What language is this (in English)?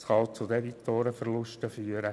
Swiss German